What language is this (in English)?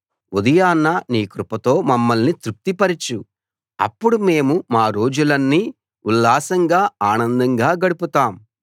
Telugu